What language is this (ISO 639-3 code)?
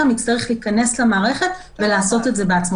heb